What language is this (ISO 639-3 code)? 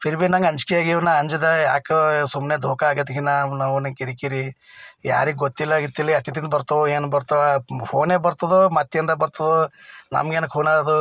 kan